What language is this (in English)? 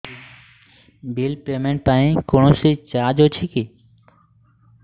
Odia